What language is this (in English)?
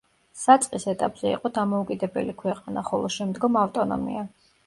Georgian